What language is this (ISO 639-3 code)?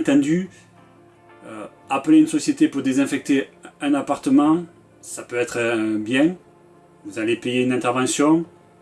fra